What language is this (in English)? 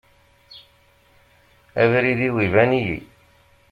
Kabyle